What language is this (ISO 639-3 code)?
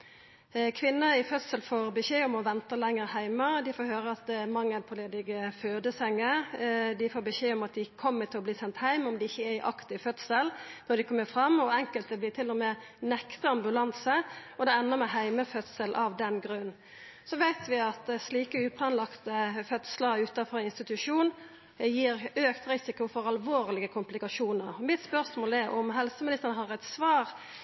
nno